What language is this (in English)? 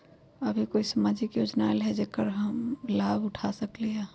Magahi